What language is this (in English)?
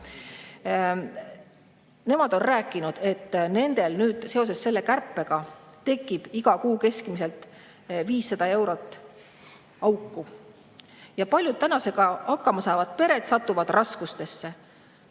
Estonian